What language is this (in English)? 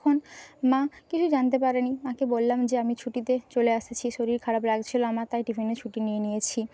Bangla